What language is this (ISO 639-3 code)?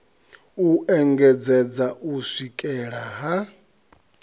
ven